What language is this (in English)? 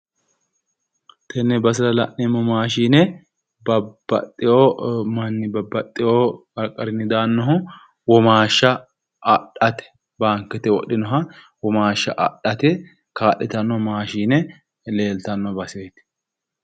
Sidamo